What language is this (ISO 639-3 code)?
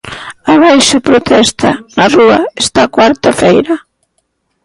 glg